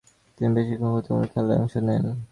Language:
Bangla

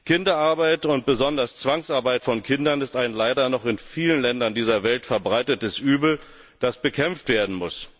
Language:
German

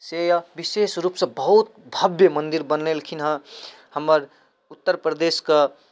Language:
Maithili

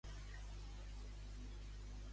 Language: Catalan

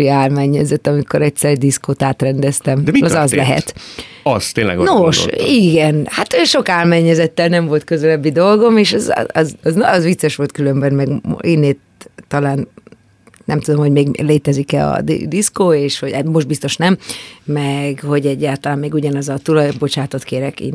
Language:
Hungarian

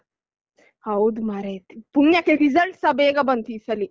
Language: Kannada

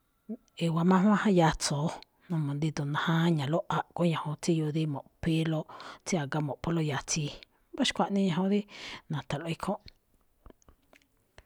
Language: Malinaltepec Me'phaa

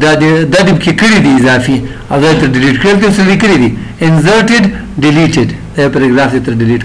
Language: Romanian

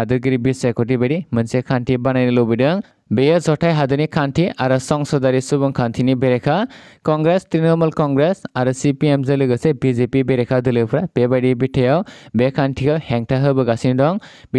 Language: Bangla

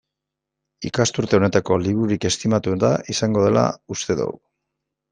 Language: Basque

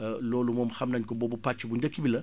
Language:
Wolof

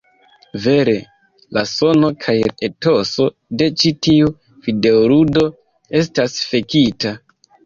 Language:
Esperanto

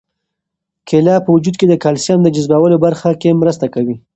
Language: Pashto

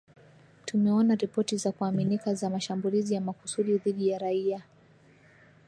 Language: Swahili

